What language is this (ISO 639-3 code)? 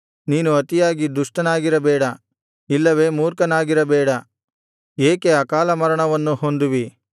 kan